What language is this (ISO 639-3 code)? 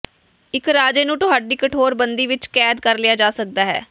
pan